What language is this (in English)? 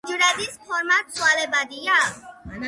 Georgian